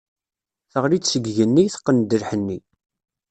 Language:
Kabyle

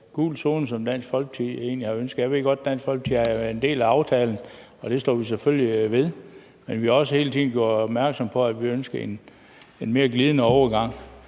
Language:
Danish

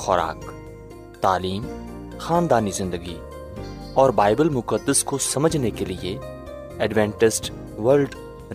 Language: Urdu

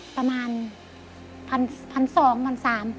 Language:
Thai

